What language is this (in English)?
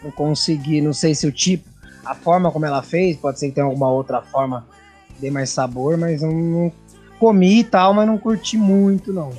Portuguese